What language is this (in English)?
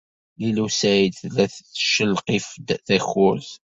Kabyle